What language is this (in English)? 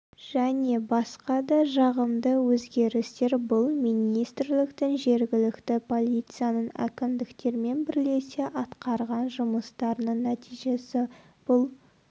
Kazakh